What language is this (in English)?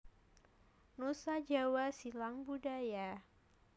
Javanese